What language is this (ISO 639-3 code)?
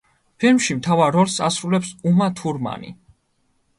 kat